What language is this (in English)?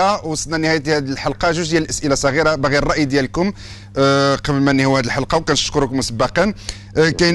Arabic